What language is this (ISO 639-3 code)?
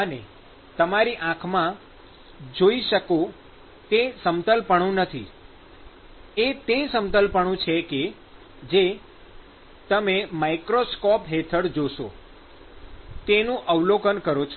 guj